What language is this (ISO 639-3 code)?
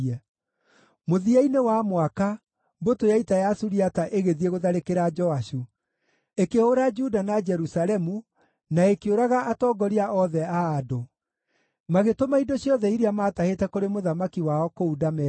kik